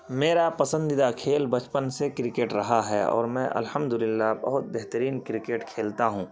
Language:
Urdu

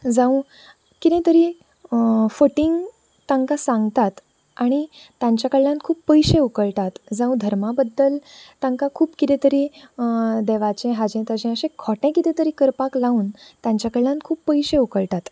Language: Konkani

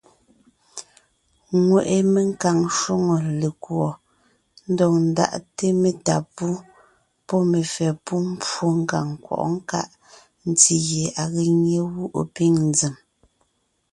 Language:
Ngiemboon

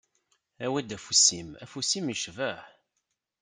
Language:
Kabyle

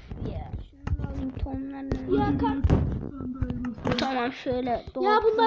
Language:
Turkish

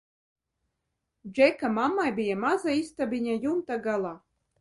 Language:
Latvian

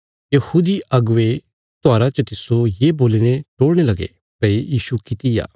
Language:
Bilaspuri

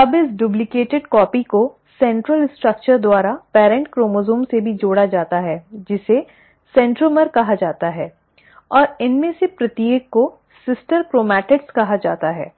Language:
Hindi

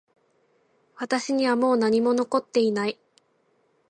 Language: Japanese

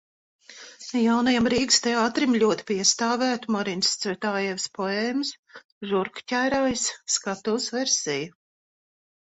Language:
Latvian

